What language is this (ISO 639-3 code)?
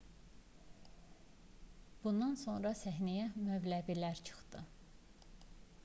aze